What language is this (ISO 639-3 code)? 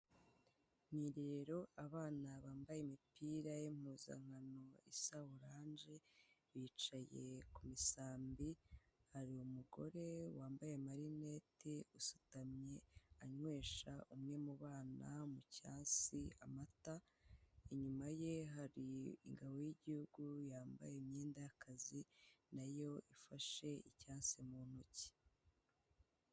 kin